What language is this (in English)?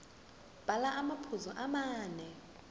Zulu